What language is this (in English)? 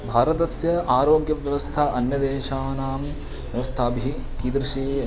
Sanskrit